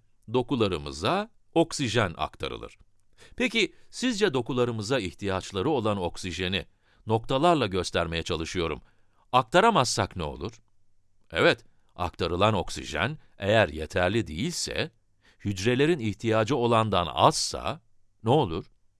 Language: Turkish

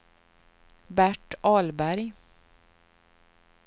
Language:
Swedish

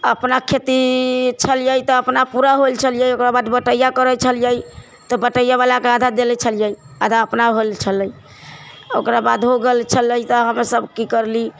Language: Maithili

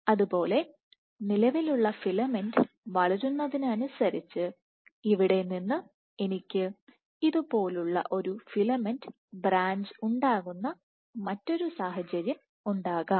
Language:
Malayalam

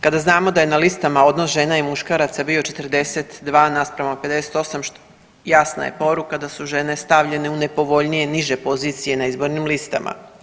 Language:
Croatian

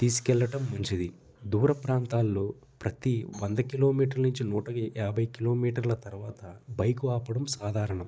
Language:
Telugu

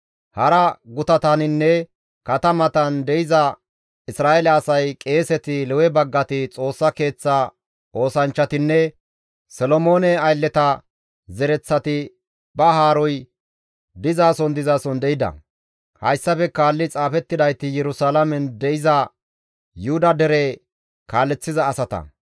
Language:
Gamo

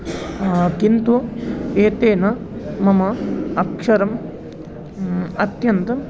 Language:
Sanskrit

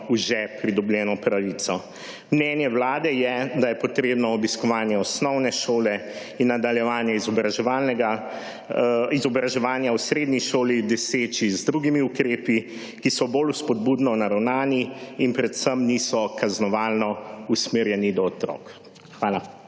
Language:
Slovenian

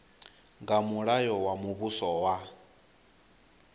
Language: Venda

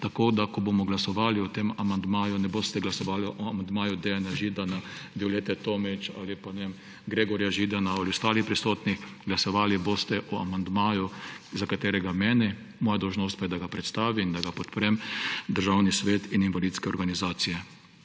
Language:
Slovenian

